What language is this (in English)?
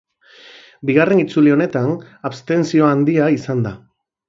Basque